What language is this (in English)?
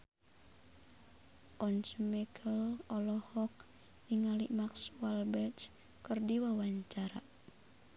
Sundanese